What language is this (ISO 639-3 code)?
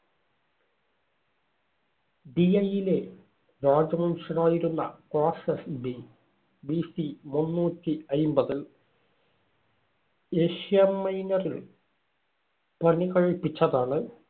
mal